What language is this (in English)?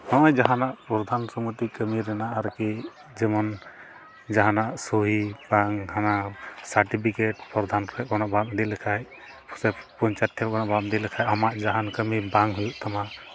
Santali